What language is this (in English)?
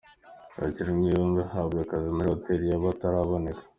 Kinyarwanda